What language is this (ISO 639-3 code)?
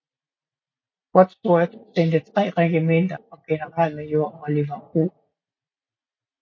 dan